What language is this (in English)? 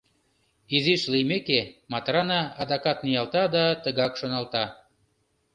Mari